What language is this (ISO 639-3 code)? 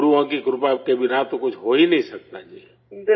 urd